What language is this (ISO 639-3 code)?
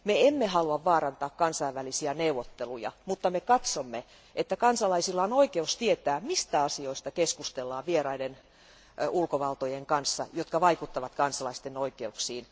fin